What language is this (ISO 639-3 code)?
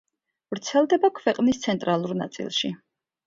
kat